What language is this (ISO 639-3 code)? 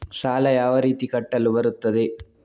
kan